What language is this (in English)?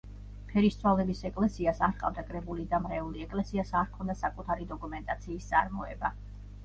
Georgian